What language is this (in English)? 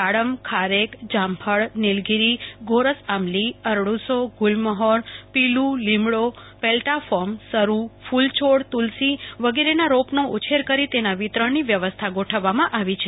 Gujarati